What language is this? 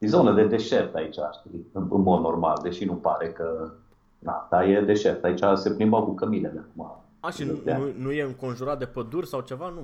Romanian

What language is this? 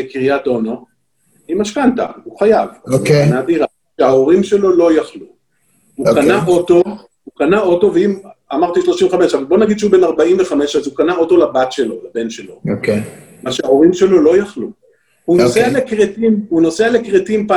Hebrew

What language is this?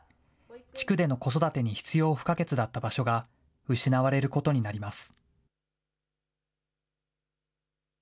Japanese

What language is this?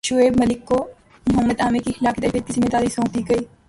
Urdu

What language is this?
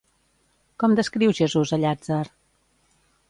Catalan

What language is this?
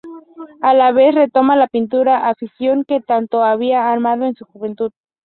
Spanish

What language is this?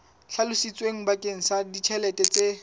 Southern Sotho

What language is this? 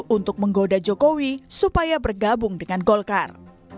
Indonesian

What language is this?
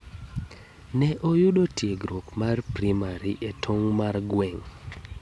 Luo (Kenya and Tanzania)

